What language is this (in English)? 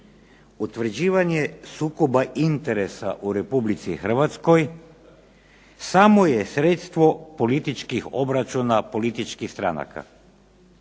Croatian